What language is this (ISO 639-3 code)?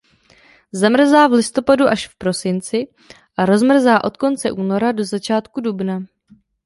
ces